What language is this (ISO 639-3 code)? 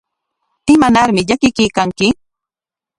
qwa